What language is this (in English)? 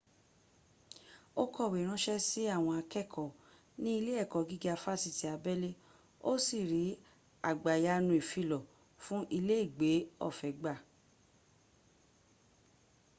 Yoruba